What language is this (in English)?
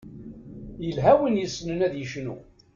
Kabyle